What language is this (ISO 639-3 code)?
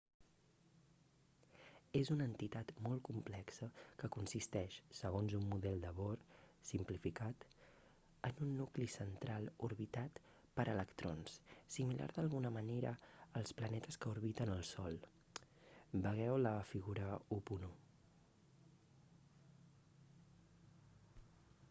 cat